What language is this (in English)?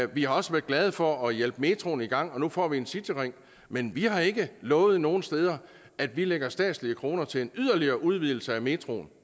Danish